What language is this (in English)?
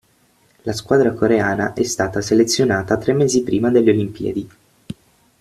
Italian